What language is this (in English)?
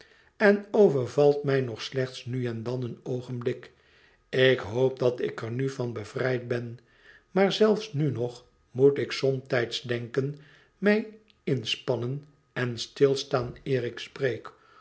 Dutch